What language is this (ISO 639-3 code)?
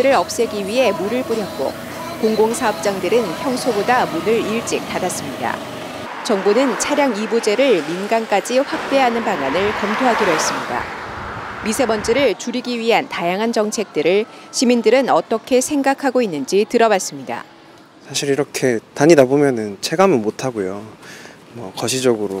kor